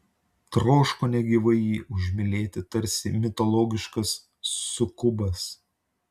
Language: Lithuanian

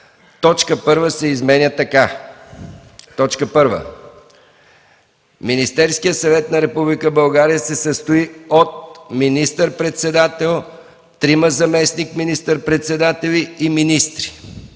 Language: Bulgarian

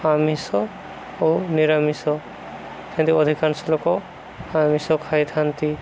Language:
Odia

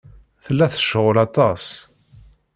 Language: Kabyle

